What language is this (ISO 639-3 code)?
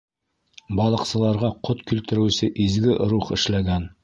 bak